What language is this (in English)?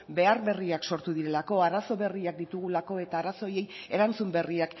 Basque